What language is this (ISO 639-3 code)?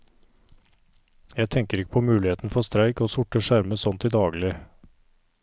nor